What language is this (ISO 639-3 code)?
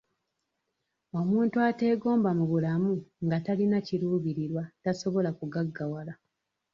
lug